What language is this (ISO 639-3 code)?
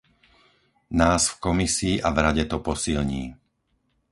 slk